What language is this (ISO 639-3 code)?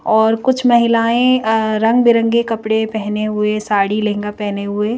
hin